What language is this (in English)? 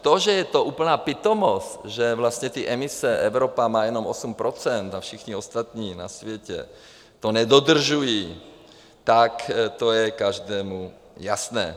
Czech